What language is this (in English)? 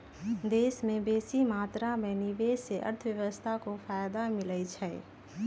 Magahi